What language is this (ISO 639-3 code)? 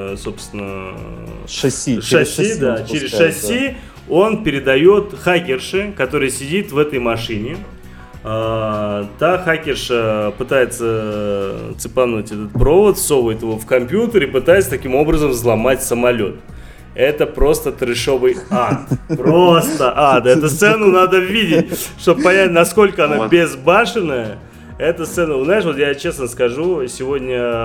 rus